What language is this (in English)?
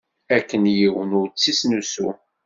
Kabyle